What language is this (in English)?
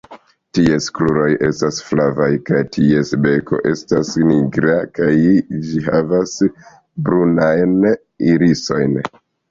Esperanto